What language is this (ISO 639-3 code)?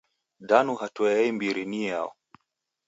dav